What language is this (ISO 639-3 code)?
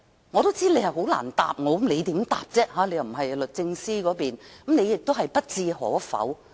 yue